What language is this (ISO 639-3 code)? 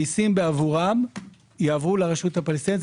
heb